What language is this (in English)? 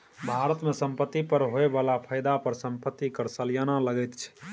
Maithili